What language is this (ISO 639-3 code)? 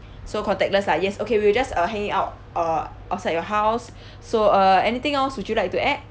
eng